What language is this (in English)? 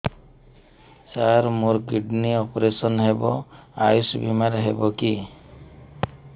Odia